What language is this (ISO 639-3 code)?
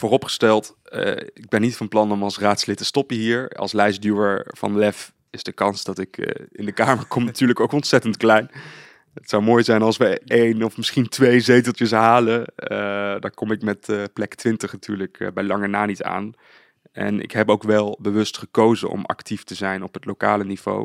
nld